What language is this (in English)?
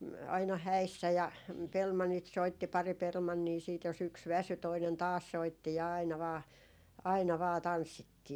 Finnish